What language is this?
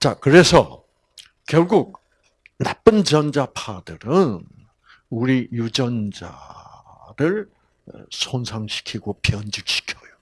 Korean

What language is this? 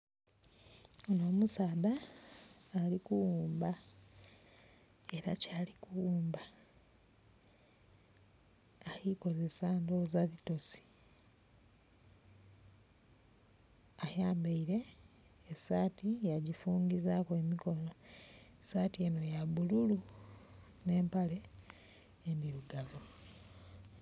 Soga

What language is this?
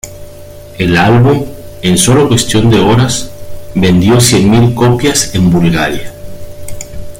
Spanish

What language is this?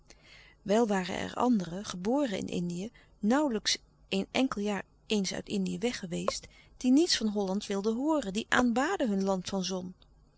Dutch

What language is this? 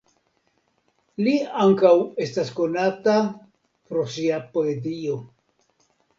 Esperanto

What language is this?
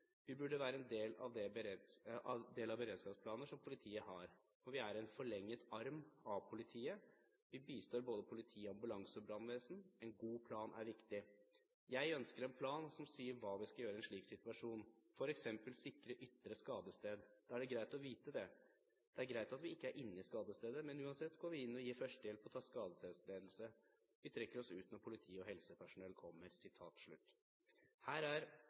Norwegian Bokmål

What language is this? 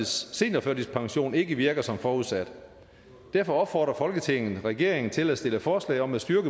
Danish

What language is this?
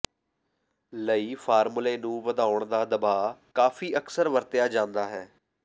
Punjabi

